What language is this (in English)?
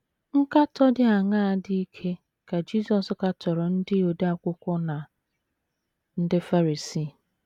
Igbo